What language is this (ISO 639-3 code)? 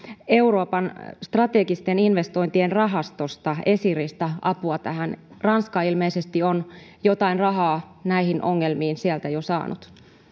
fin